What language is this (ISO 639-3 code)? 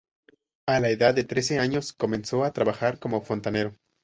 spa